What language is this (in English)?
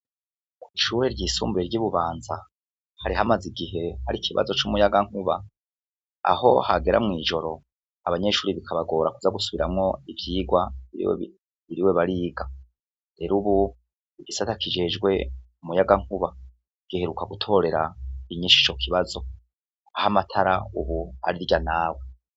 Rundi